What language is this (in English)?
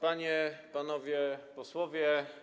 Polish